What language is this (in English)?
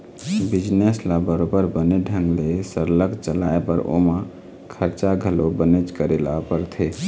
Chhattisgarhi